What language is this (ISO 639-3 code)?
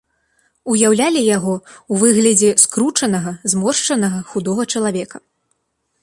bel